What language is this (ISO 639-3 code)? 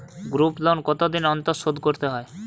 ben